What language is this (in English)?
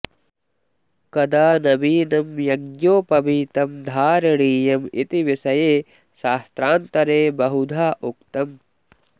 Sanskrit